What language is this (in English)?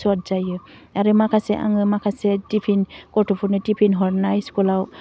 Bodo